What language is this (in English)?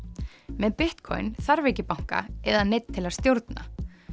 Icelandic